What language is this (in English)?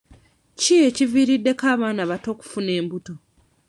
Ganda